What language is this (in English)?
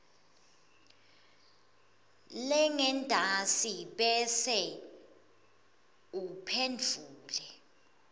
Swati